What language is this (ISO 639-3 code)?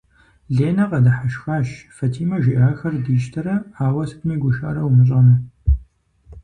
kbd